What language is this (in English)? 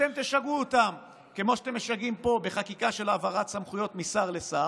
Hebrew